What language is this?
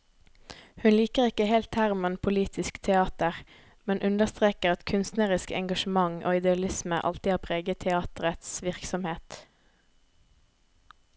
Norwegian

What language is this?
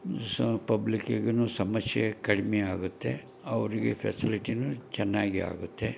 Kannada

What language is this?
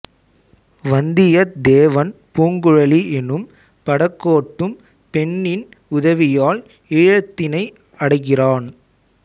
Tamil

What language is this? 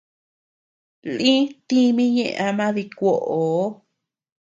Tepeuxila Cuicatec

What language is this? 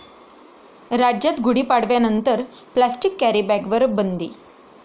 Marathi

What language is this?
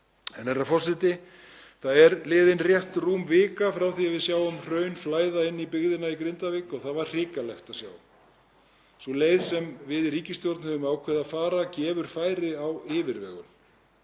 Icelandic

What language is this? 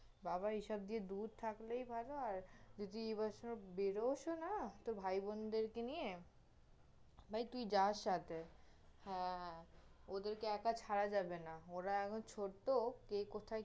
Bangla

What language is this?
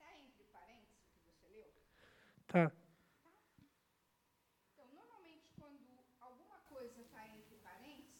Portuguese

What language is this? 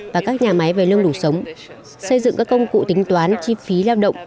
Vietnamese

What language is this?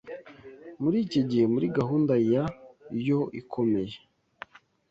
Kinyarwanda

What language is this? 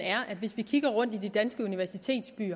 Danish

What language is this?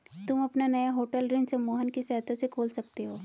Hindi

